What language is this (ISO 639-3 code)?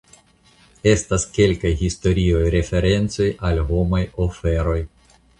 epo